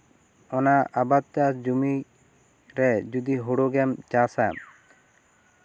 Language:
Santali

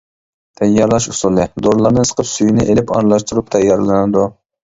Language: Uyghur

